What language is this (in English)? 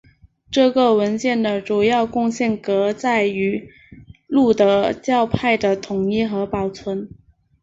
Chinese